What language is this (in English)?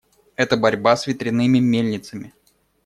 Russian